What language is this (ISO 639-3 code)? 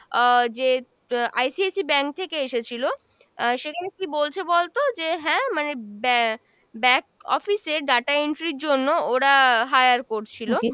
ben